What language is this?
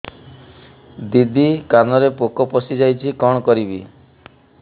Odia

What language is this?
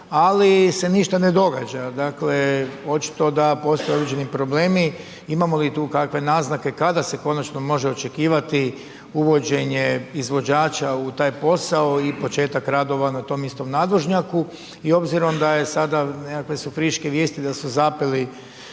Croatian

